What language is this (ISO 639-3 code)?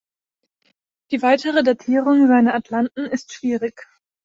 deu